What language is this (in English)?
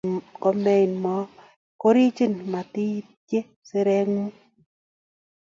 Kalenjin